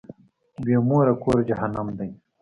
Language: Pashto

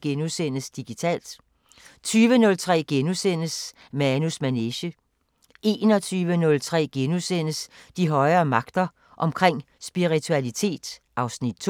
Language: Danish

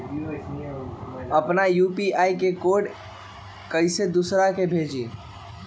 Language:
Magahi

